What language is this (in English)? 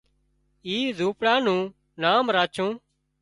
Wadiyara Koli